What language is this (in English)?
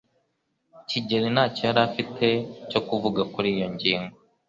Kinyarwanda